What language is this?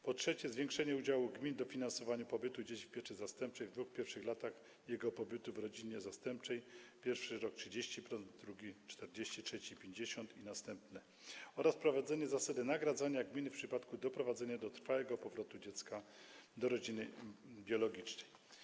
Polish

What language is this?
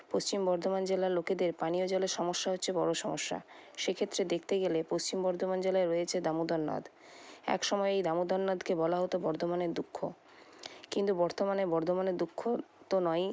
Bangla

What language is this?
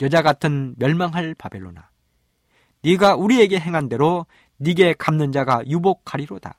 Korean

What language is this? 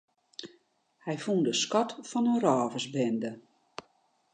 Western Frisian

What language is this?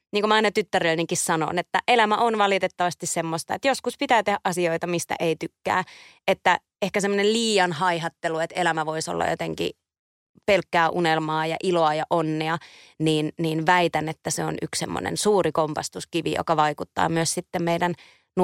Finnish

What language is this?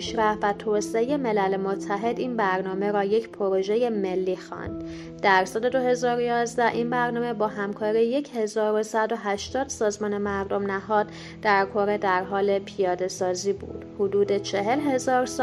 Persian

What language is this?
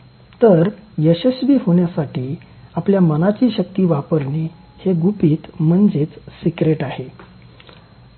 Marathi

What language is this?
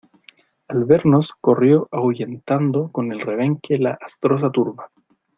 Spanish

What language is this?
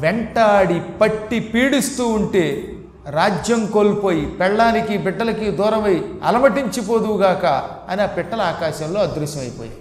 Telugu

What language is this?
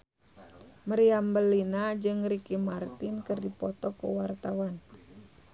Sundanese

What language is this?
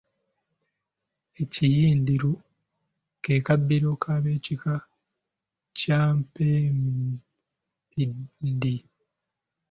Ganda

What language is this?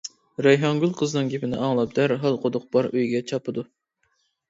Uyghur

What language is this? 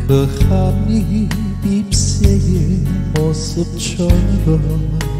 Korean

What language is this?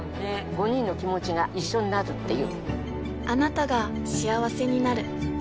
Japanese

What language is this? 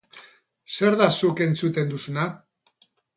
Basque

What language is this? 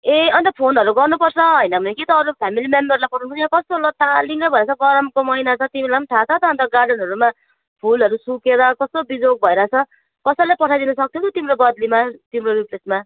Nepali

